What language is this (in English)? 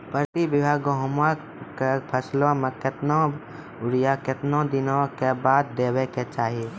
Maithili